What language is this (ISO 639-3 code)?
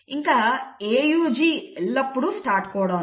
tel